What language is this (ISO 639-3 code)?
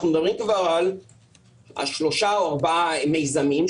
heb